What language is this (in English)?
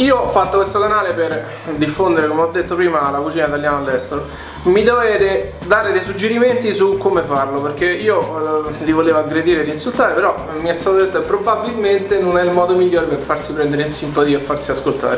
Italian